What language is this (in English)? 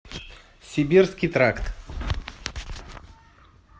Russian